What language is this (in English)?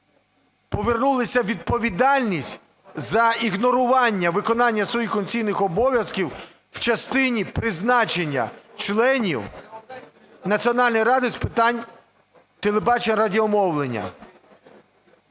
Ukrainian